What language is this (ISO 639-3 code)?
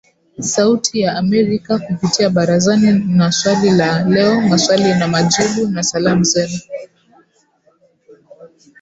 swa